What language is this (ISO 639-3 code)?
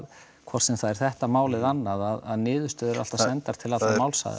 isl